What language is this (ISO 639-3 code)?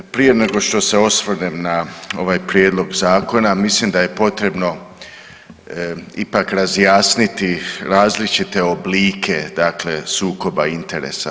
hrv